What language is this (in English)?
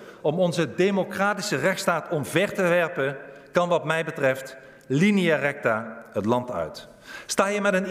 Dutch